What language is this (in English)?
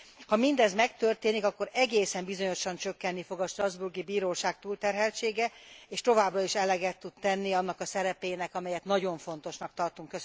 Hungarian